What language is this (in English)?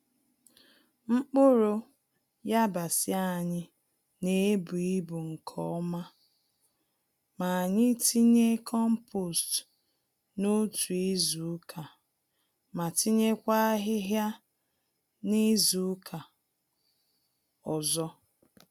Igbo